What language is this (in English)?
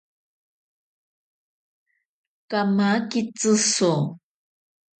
Ashéninka Perené